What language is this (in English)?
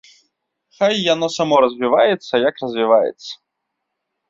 Belarusian